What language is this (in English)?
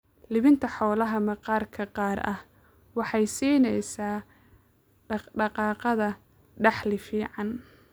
Somali